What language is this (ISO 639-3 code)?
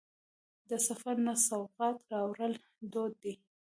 pus